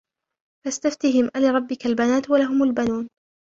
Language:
Arabic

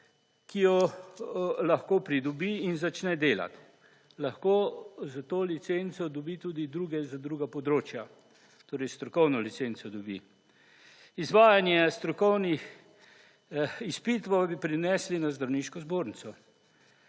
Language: Slovenian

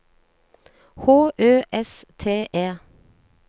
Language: Norwegian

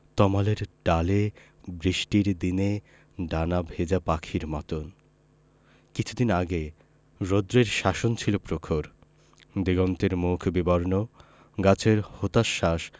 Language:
Bangla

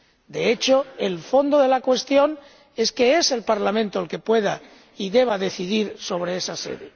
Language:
Spanish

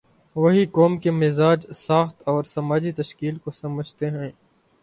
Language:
Urdu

